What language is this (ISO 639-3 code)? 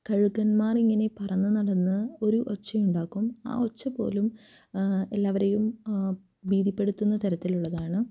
mal